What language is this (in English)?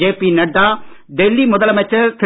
Tamil